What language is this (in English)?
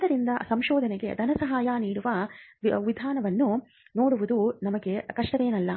Kannada